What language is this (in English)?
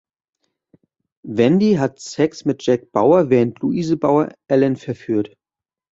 German